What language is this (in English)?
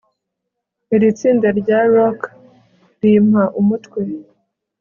Kinyarwanda